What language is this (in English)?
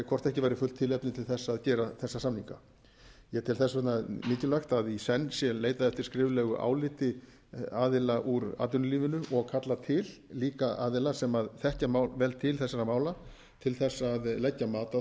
Icelandic